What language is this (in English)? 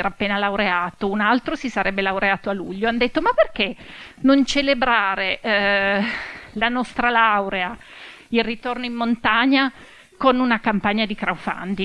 Italian